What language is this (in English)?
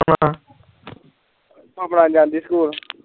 Punjabi